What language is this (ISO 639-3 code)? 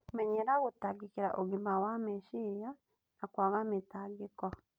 kik